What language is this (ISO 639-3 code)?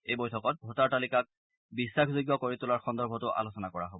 asm